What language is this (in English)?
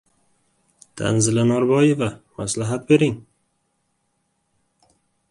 Uzbek